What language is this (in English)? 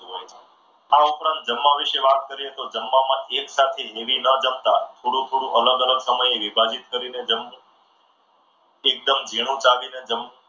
Gujarati